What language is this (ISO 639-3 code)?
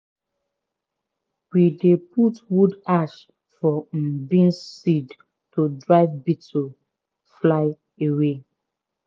pcm